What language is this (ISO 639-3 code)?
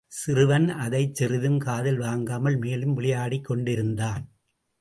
tam